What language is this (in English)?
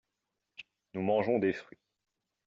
French